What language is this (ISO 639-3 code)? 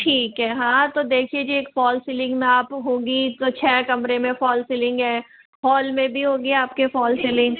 hin